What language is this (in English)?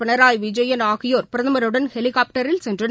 Tamil